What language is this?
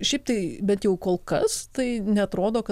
Lithuanian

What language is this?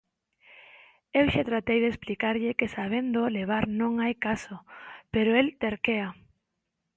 Galician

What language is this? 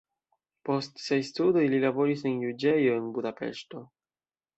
Esperanto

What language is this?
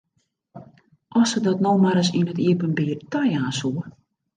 Western Frisian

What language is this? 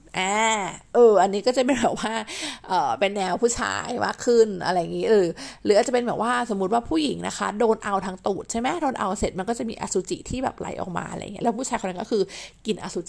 Thai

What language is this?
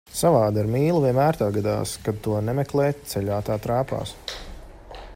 Latvian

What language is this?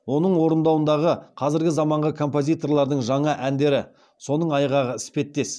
Kazakh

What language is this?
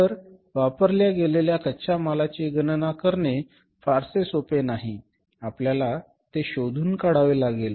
Marathi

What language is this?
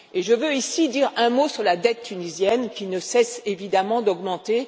French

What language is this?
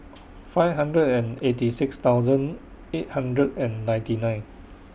English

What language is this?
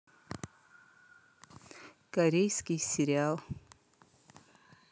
Russian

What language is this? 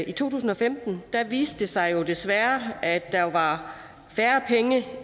Danish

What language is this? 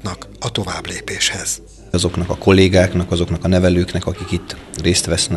Hungarian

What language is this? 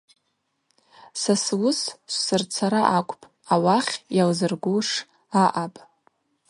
Abaza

